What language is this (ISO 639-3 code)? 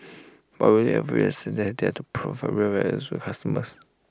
eng